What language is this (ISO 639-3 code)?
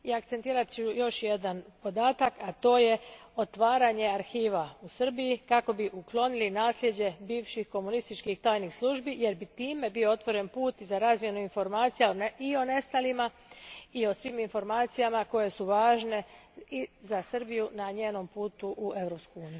hrv